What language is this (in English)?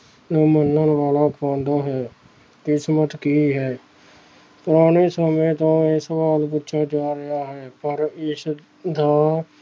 Punjabi